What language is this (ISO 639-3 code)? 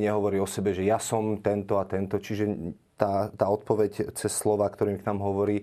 slk